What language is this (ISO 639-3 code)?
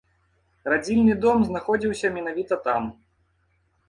bel